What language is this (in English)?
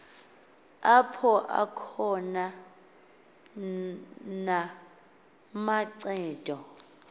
Xhosa